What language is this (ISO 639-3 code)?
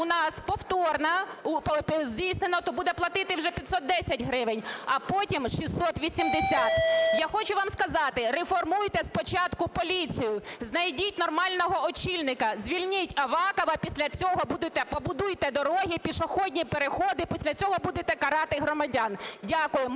ukr